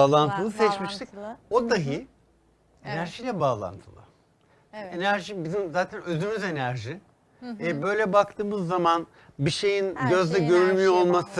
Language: Turkish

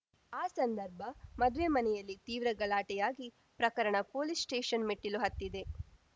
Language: Kannada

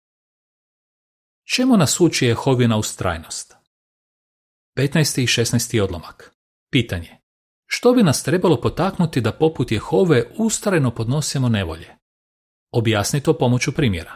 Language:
Croatian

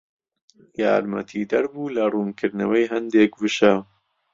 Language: Central Kurdish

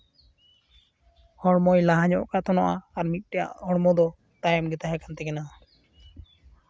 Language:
Santali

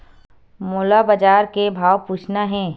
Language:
Chhattisgarhi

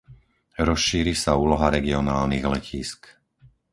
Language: Slovak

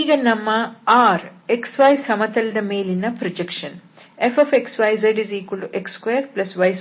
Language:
Kannada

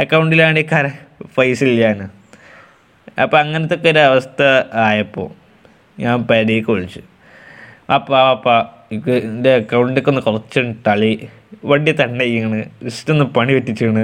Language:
Malayalam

